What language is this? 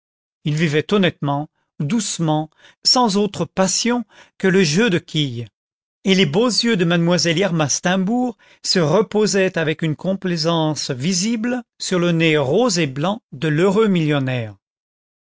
French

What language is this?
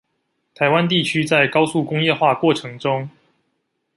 Chinese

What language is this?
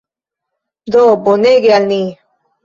Esperanto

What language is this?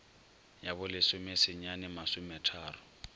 Northern Sotho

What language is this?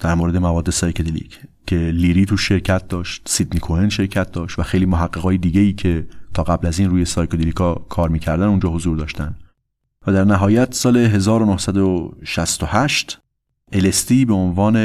Persian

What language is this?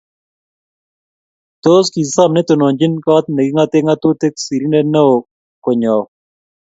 Kalenjin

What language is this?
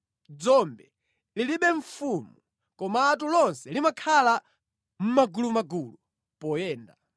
Nyanja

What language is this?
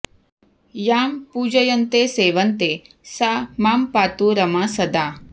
Sanskrit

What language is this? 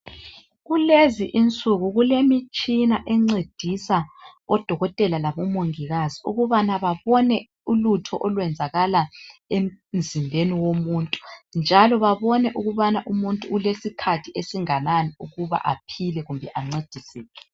North Ndebele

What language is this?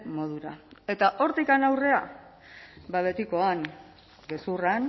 Basque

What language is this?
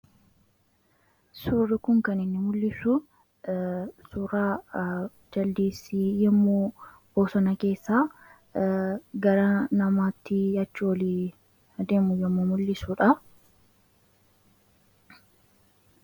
Oromo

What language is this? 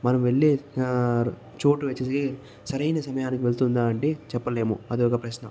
Telugu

